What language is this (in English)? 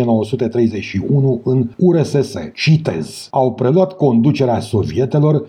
Romanian